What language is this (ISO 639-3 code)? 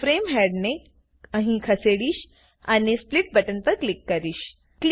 guj